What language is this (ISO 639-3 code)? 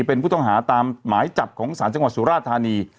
tha